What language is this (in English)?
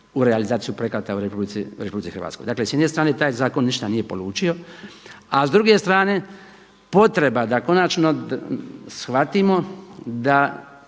Croatian